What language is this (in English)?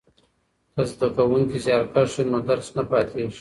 Pashto